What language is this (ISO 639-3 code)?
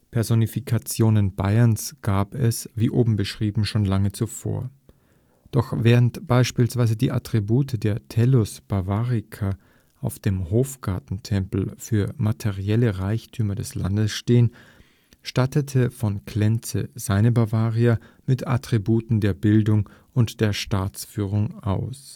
deu